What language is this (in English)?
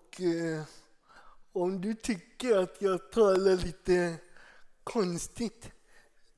Swedish